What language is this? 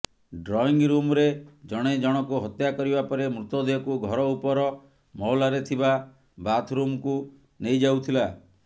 Odia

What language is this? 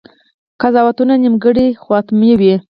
Pashto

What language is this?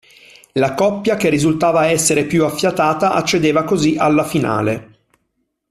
Italian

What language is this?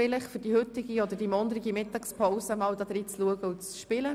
Swiss German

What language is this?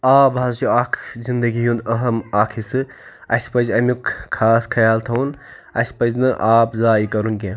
Kashmiri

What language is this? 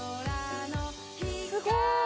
Japanese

